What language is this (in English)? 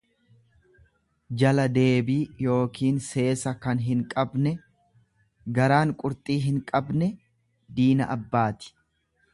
Oromo